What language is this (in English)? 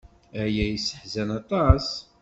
Kabyle